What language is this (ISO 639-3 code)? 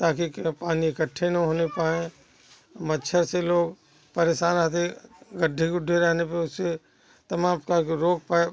hin